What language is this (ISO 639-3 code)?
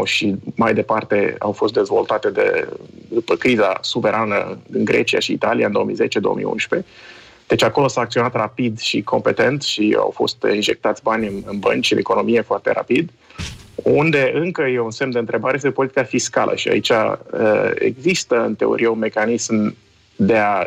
ron